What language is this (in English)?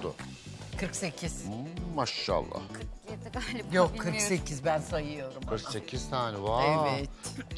Turkish